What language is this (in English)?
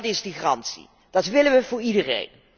Dutch